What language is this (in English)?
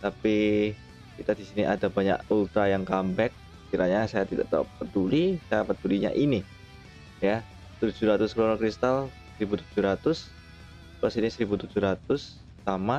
Indonesian